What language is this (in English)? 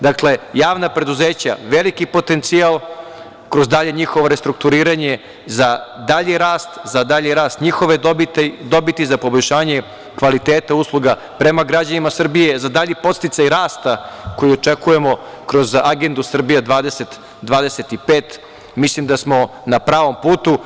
Serbian